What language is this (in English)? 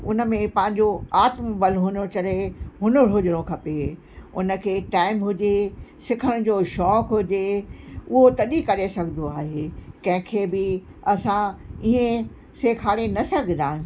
Sindhi